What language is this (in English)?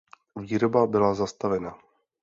Czech